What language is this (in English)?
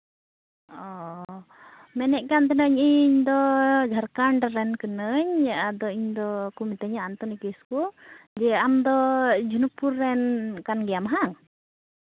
Santali